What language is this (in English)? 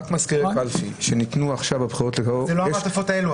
Hebrew